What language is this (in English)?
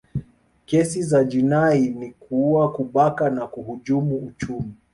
Swahili